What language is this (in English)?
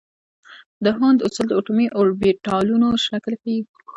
Pashto